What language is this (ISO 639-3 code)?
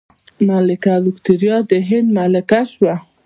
pus